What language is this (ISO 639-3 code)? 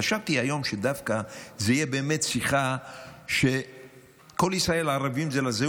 heb